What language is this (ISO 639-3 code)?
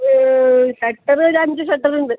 mal